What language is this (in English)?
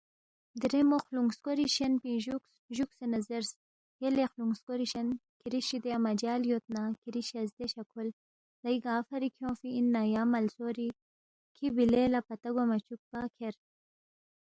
Balti